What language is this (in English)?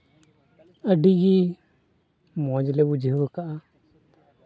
Santali